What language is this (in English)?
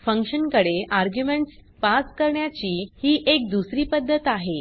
Marathi